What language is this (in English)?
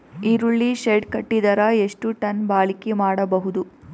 Kannada